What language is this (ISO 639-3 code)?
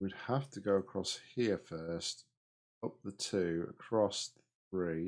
eng